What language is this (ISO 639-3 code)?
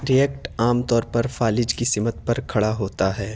urd